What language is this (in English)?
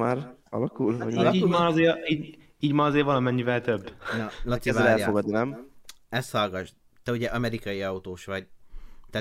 Hungarian